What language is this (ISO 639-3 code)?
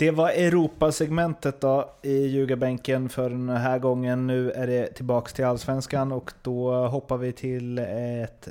swe